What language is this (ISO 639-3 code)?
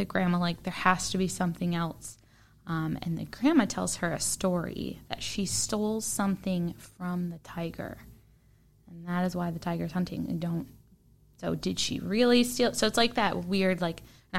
eng